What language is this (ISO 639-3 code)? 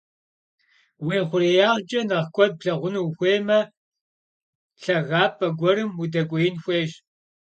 kbd